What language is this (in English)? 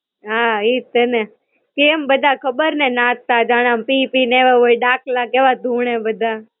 Gujarati